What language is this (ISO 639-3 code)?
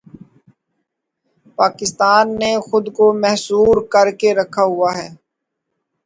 urd